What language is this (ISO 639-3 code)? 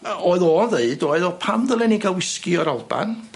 cym